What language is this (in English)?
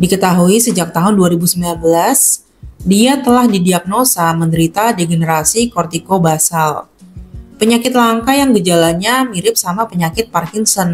Indonesian